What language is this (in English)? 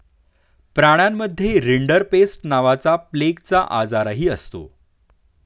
Marathi